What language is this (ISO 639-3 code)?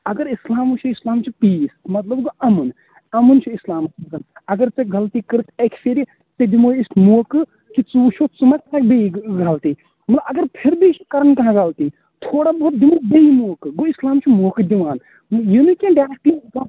kas